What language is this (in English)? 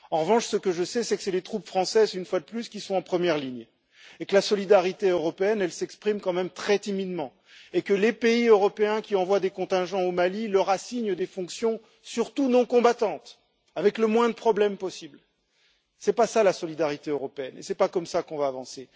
French